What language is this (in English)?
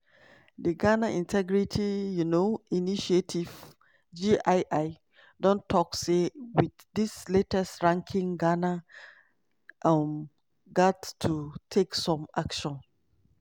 Nigerian Pidgin